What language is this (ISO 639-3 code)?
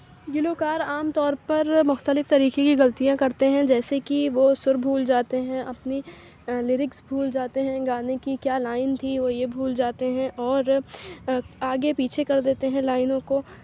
urd